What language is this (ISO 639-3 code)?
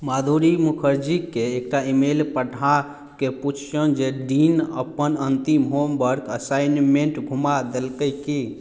mai